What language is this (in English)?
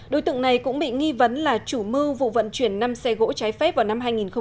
Vietnamese